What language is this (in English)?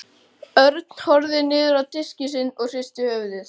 Icelandic